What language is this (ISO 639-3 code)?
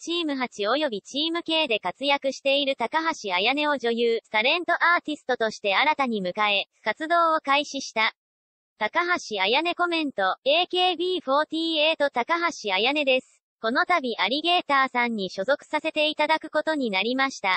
jpn